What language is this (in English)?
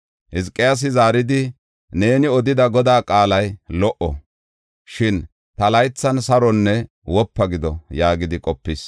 Gofa